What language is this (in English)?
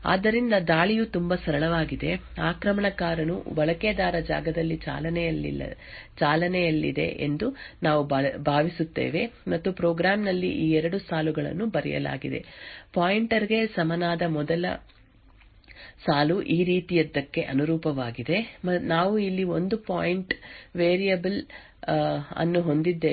Kannada